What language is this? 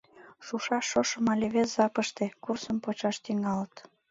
Mari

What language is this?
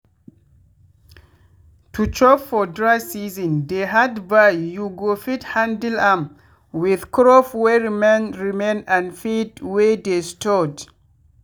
Nigerian Pidgin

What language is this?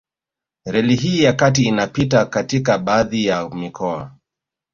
Swahili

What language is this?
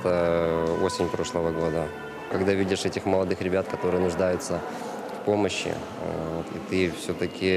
Ukrainian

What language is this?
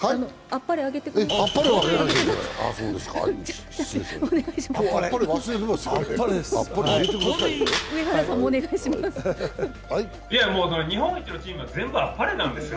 Japanese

